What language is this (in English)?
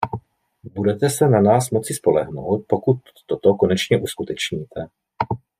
Czech